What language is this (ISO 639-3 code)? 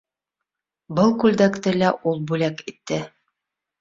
bak